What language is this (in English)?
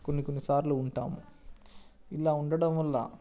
Telugu